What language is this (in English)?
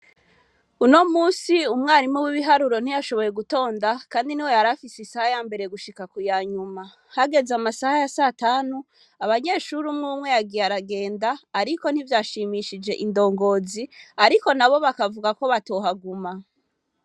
Rundi